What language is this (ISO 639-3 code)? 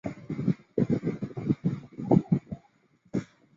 zho